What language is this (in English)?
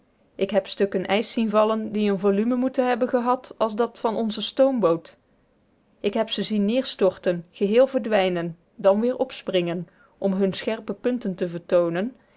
Dutch